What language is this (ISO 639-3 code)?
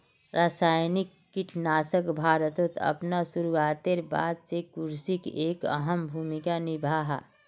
mag